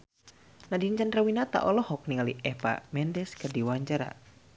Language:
Sundanese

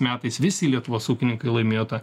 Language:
Lithuanian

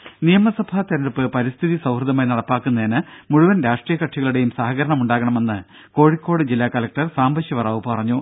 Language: Malayalam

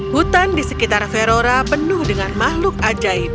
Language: Indonesian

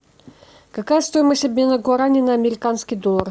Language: Russian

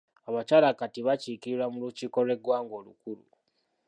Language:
Ganda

